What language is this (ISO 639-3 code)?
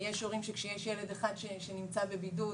heb